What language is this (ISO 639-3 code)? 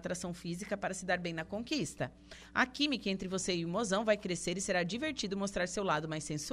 por